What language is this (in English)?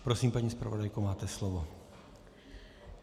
Czech